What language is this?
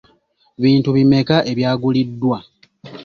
Ganda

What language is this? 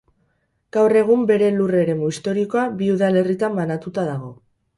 Basque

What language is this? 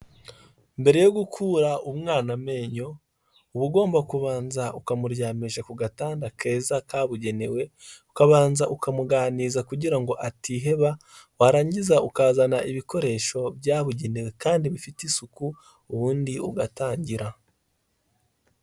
Kinyarwanda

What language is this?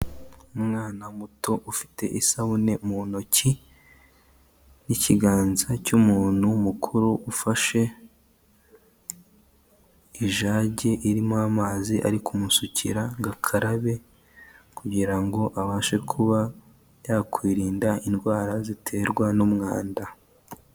Kinyarwanda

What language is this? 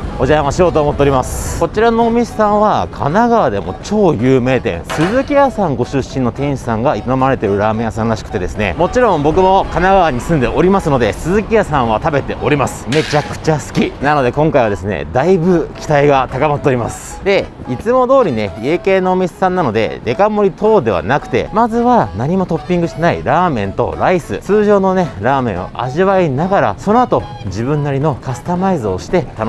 Japanese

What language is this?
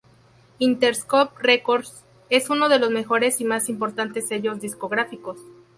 Spanish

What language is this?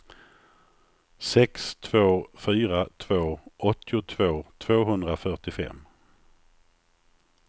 Swedish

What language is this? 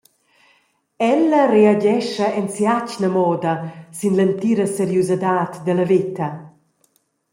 Romansh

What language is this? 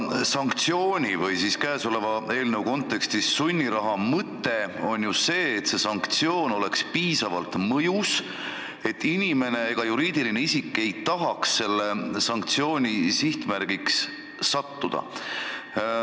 Estonian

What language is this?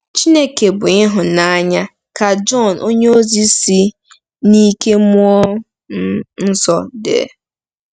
Igbo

